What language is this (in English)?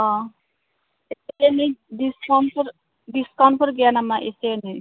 Bodo